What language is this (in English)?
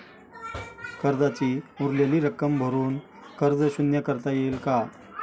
Marathi